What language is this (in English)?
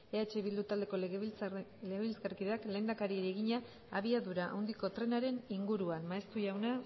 Basque